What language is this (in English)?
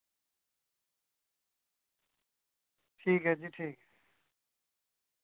Dogri